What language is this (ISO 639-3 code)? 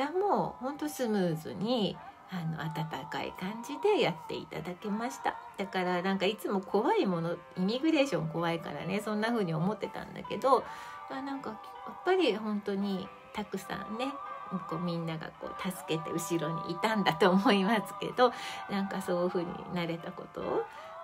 jpn